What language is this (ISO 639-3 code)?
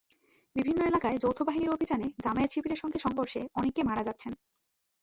ben